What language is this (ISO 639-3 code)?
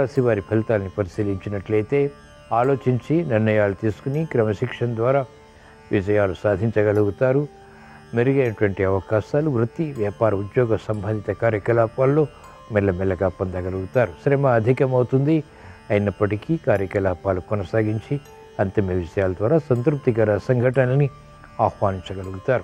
tel